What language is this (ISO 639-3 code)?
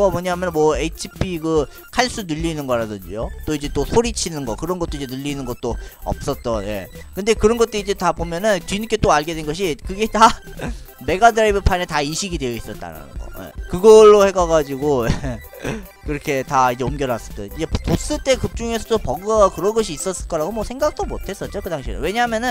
kor